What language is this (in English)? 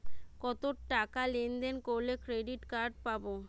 Bangla